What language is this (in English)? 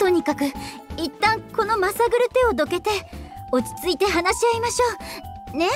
Japanese